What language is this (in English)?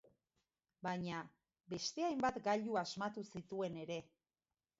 Basque